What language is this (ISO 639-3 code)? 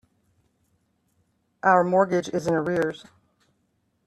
eng